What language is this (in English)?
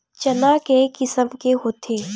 Chhattisgarhi